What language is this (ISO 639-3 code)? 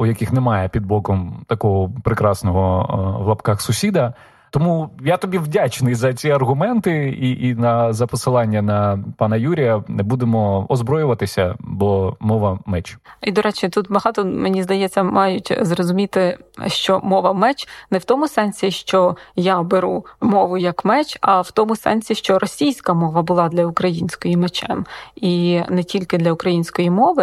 ukr